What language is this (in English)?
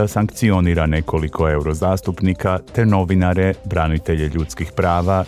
Croatian